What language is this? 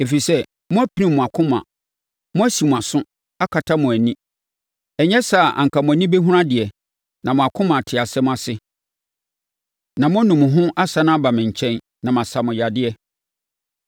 Akan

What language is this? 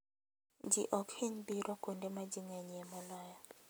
Luo (Kenya and Tanzania)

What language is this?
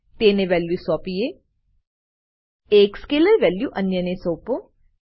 Gujarati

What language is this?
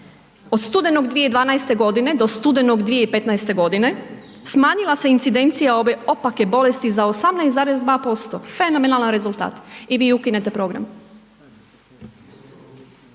Croatian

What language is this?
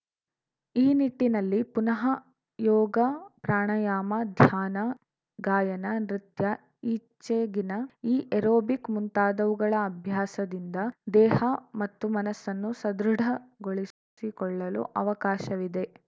Kannada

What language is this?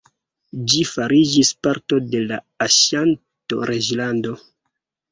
Esperanto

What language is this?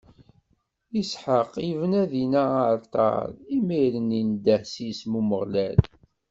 Kabyle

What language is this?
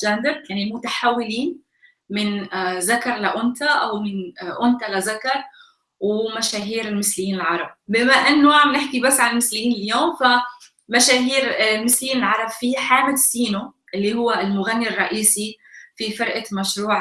Arabic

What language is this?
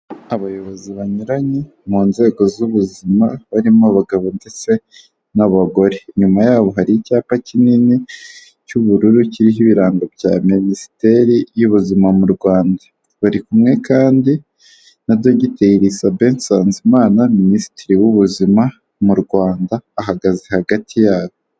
Kinyarwanda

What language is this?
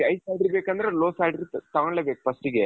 Kannada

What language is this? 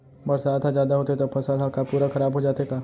Chhattisgarhi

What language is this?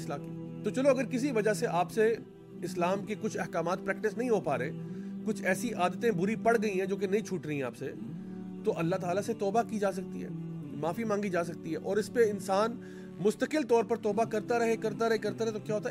Urdu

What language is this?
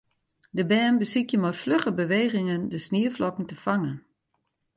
Western Frisian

